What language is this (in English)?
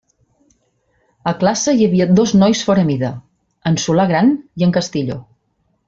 Catalan